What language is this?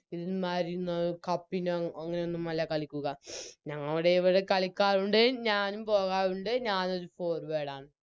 Malayalam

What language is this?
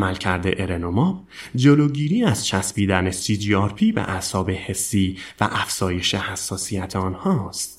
Persian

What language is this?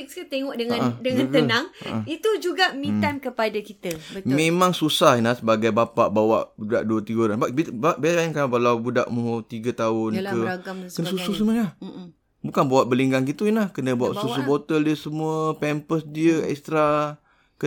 Malay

